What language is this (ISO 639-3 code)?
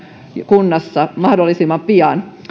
fin